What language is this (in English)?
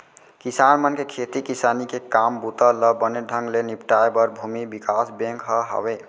Chhattisgarhi